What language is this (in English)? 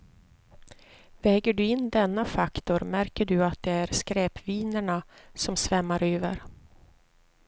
Swedish